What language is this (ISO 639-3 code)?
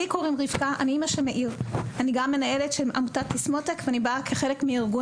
heb